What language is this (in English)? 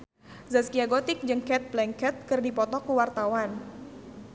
Sundanese